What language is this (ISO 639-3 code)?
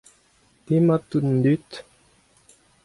bre